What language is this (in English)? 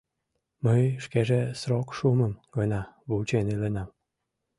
Mari